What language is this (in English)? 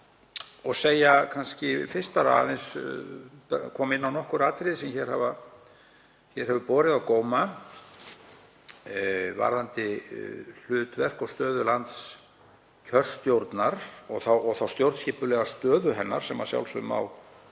Icelandic